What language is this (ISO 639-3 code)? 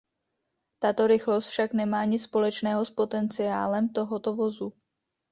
ces